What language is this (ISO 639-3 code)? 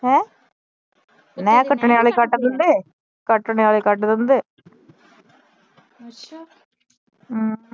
pan